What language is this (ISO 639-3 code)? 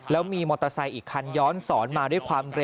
tha